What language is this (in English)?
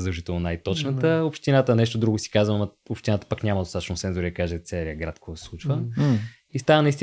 Bulgarian